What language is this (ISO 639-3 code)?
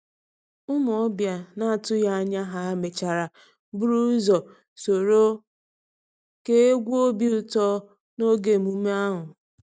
ibo